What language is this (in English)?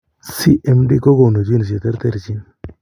Kalenjin